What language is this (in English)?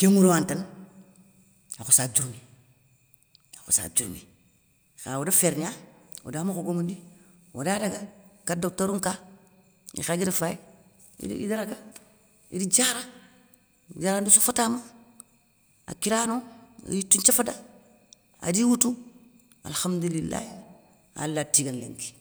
Soninke